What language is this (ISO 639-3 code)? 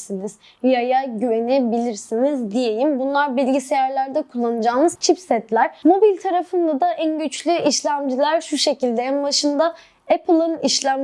tur